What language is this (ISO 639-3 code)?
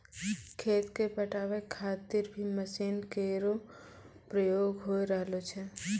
mai